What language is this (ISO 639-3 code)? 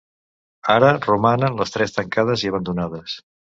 cat